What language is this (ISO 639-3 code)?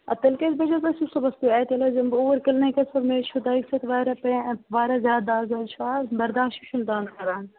kas